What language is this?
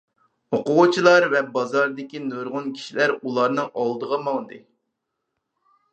Uyghur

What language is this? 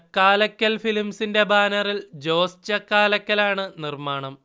Malayalam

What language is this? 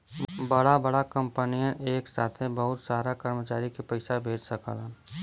Bhojpuri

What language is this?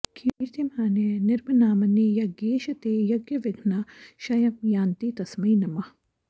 Sanskrit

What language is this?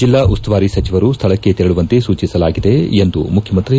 Kannada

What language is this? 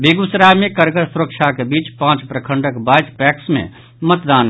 Maithili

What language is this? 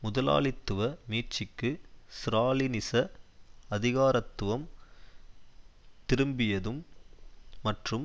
Tamil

